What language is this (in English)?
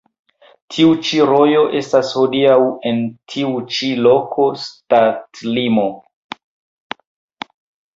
Esperanto